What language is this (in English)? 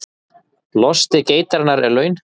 Icelandic